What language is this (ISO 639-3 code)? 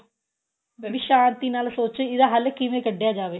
pan